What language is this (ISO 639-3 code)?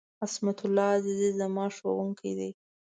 pus